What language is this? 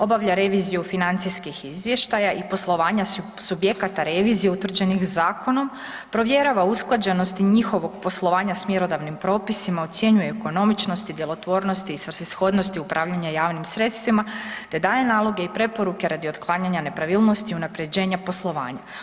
Croatian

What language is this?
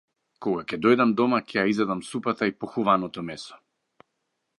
Macedonian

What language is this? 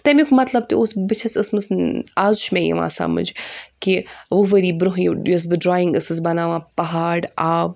Kashmiri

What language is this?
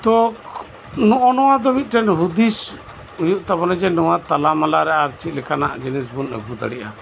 Santali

